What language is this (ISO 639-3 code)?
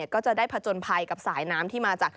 tha